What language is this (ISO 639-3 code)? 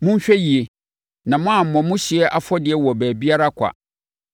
aka